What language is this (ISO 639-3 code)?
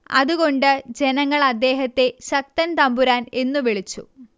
mal